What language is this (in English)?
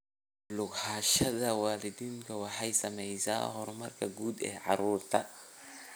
Somali